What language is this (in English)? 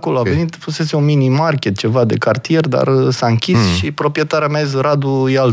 Romanian